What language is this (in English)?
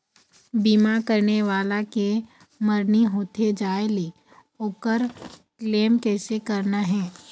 Chhattisgarhi